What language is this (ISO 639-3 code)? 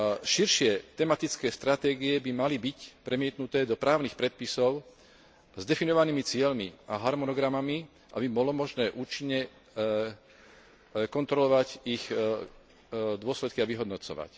slk